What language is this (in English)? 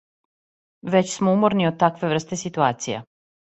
Serbian